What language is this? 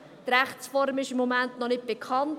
Swiss German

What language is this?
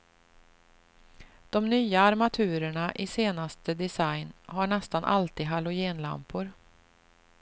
Swedish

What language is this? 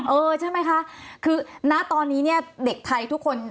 Thai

